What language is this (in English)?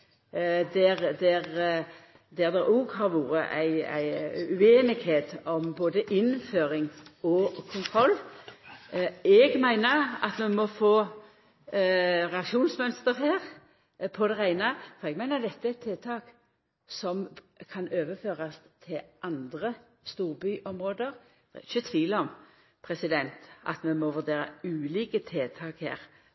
Norwegian Nynorsk